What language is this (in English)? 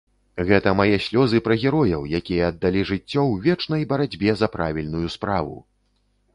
Belarusian